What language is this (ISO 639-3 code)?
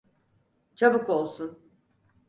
tur